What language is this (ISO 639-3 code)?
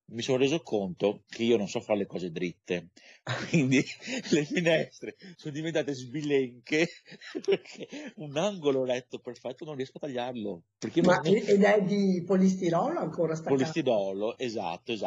ita